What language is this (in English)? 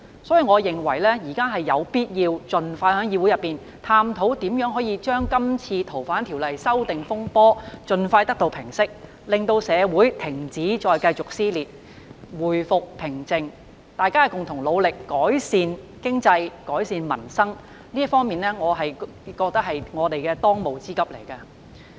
Cantonese